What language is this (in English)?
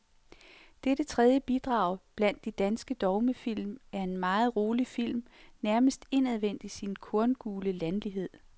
Danish